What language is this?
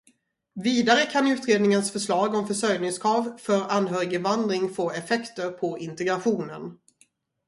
Swedish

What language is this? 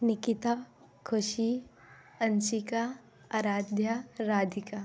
Hindi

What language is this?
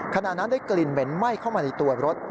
Thai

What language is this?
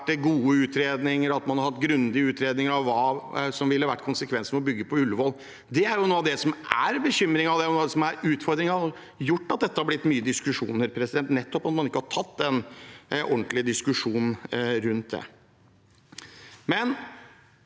Norwegian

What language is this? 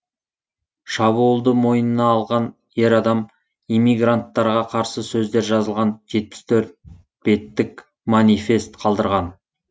Kazakh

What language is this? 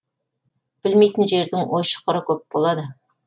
Kazakh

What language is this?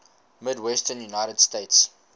English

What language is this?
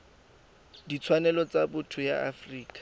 Tswana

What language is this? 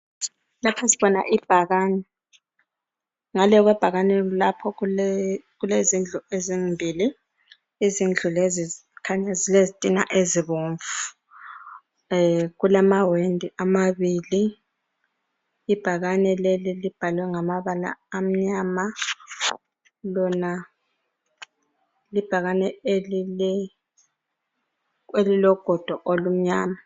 North Ndebele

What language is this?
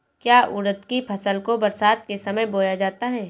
Hindi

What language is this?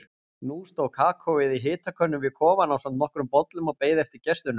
Icelandic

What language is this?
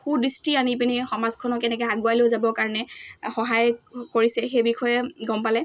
Assamese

